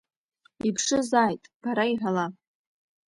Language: Abkhazian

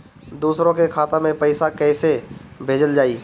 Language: Bhojpuri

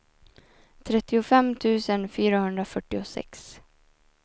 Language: Swedish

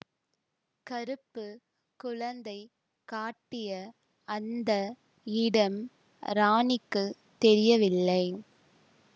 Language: Tamil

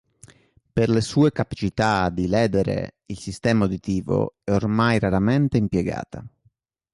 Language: Italian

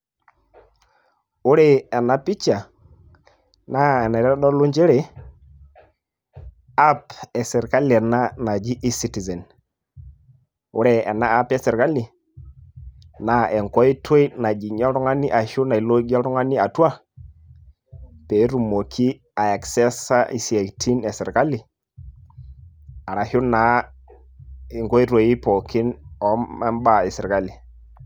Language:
Masai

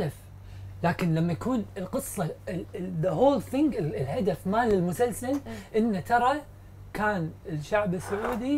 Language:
Arabic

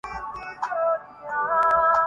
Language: Urdu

